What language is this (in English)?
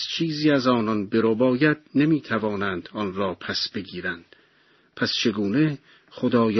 Persian